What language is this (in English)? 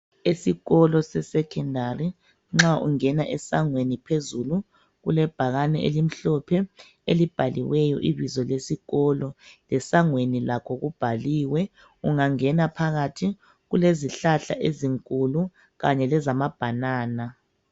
North Ndebele